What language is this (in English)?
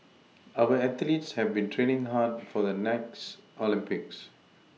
English